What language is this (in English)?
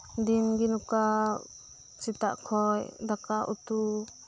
Santali